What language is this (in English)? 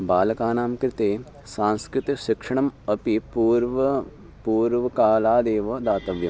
Sanskrit